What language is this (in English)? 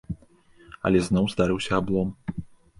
Belarusian